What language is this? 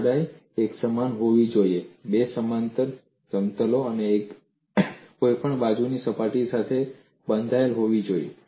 Gujarati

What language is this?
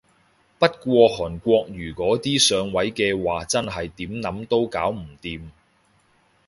Cantonese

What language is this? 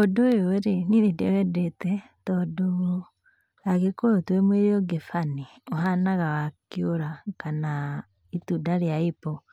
Kikuyu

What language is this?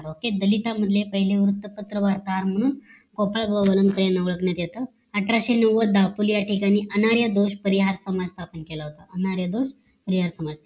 Marathi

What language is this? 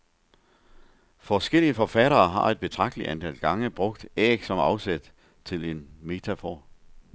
Danish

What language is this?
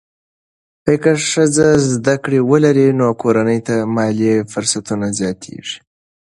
Pashto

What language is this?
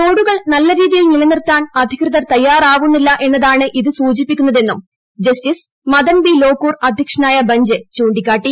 Malayalam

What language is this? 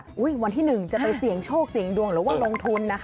Thai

